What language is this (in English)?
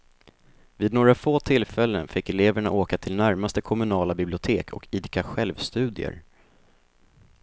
Swedish